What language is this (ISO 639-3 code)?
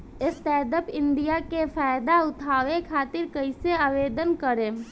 bho